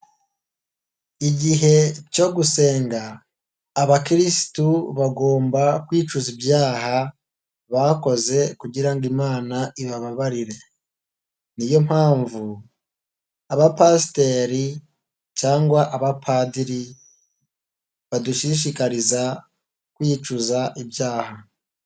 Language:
Kinyarwanda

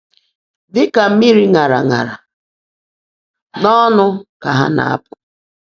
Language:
Igbo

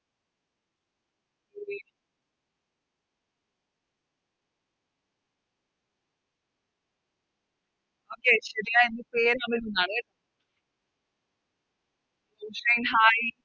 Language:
Malayalam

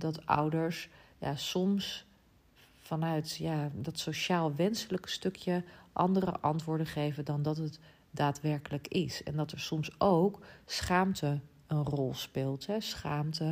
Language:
Dutch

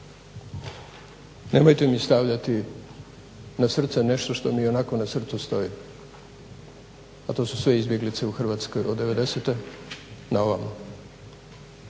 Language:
Croatian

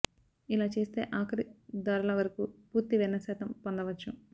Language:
Telugu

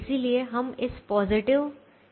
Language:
Hindi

